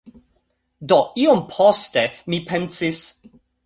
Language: Esperanto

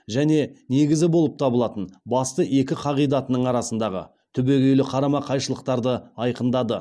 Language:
Kazakh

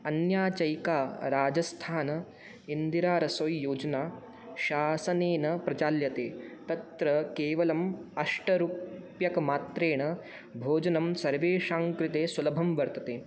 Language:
Sanskrit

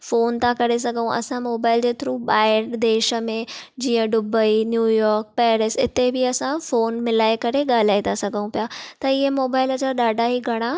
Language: Sindhi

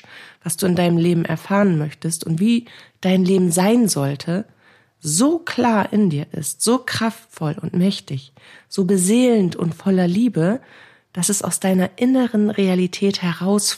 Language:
German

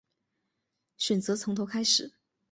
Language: Chinese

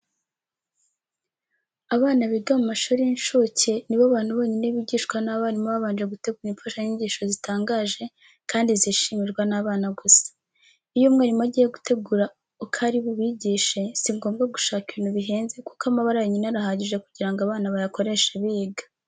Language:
Kinyarwanda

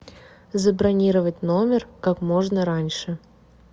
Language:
Russian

